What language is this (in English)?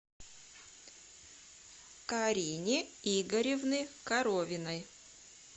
Russian